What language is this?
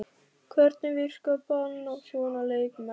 Icelandic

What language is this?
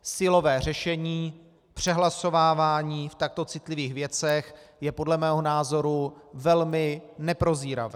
Czech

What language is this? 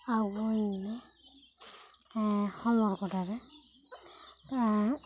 Santali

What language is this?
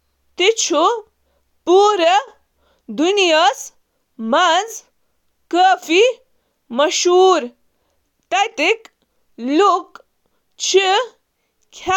Kashmiri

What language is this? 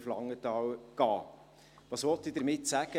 Swiss German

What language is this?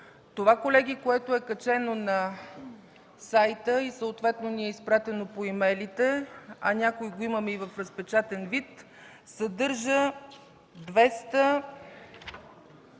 Bulgarian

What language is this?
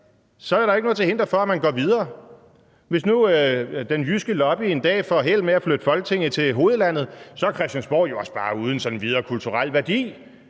Danish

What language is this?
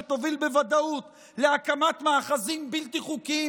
Hebrew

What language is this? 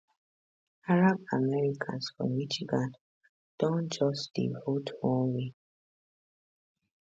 Nigerian Pidgin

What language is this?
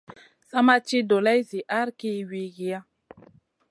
Masana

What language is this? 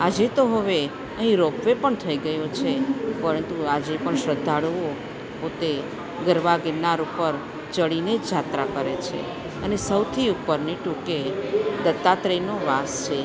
Gujarati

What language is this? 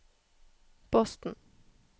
Norwegian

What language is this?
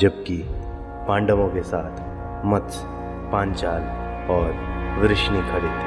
Hindi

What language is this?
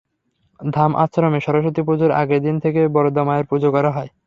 Bangla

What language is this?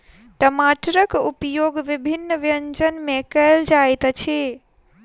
Maithili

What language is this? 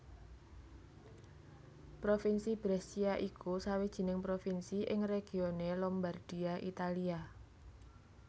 Javanese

